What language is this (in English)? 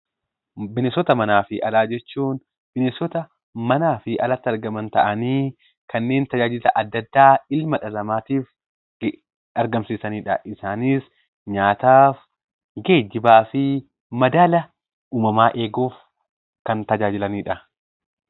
Oromo